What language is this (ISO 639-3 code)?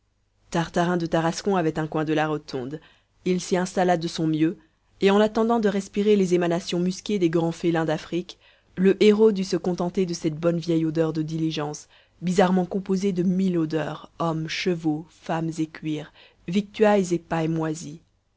fra